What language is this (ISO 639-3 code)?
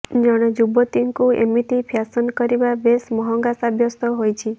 ori